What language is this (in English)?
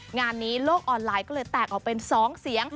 Thai